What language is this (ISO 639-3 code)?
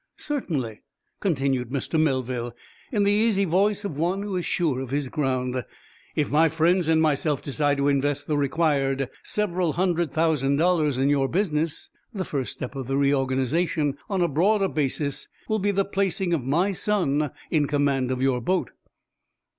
eng